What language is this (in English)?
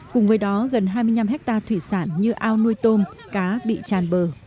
Vietnamese